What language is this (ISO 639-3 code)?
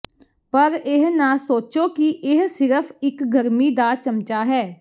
pan